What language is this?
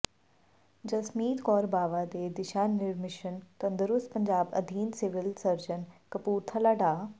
Punjabi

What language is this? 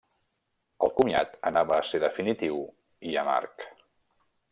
Catalan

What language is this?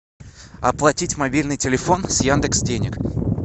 Russian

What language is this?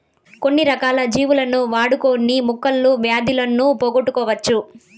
Telugu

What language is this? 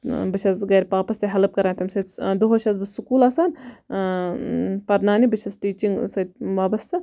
Kashmiri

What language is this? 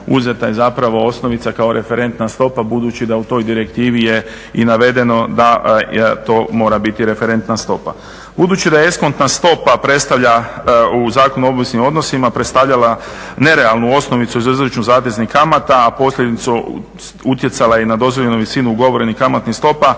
Croatian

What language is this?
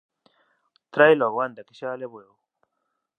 Galician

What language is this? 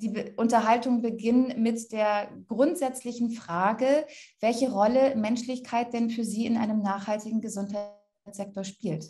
German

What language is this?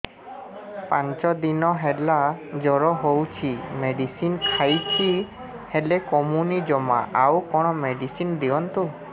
Odia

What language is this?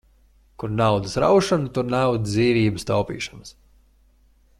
Latvian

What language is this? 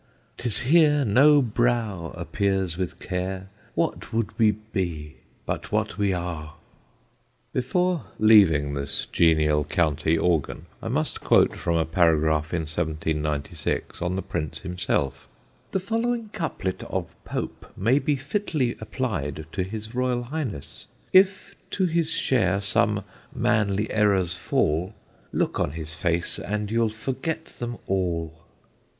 English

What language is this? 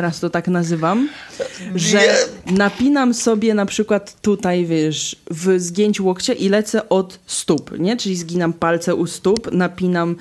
Polish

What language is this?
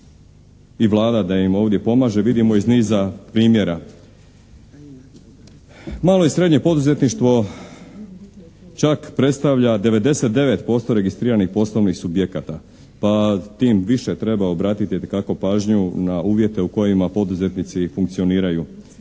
Croatian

